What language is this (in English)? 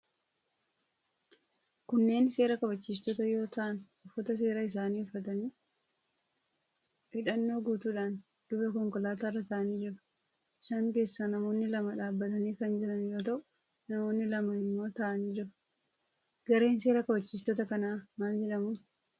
Oromo